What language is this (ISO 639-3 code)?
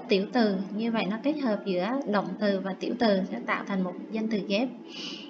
vie